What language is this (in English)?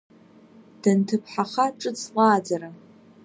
Abkhazian